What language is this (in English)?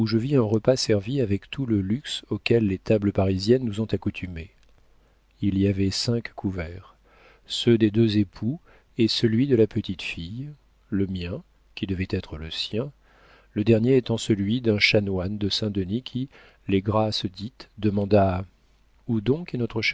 French